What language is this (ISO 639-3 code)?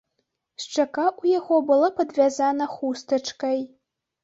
bel